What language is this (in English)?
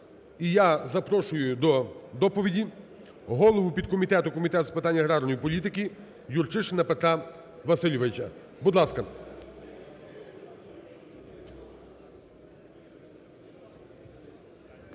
Ukrainian